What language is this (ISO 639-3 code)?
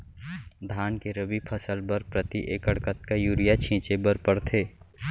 hne